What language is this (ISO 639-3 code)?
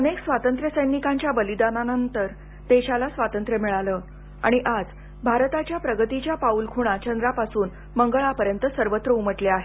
mar